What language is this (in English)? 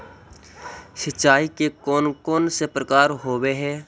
Magahi